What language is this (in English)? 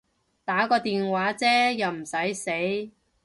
Cantonese